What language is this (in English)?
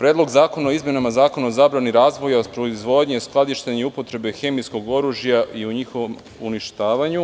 Serbian